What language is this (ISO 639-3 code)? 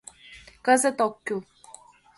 chm